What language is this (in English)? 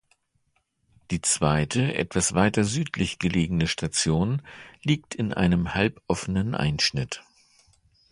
German